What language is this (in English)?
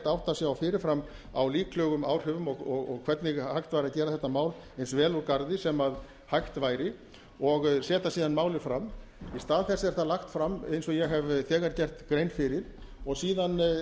Icelandic